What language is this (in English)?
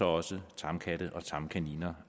Danish